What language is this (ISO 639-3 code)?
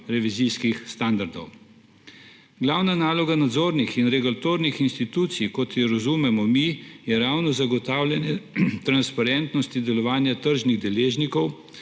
slv